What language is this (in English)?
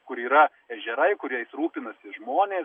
Lithuanian